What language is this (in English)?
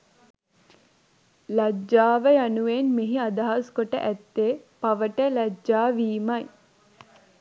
Sinhala